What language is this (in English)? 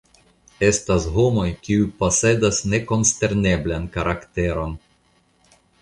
Esperanto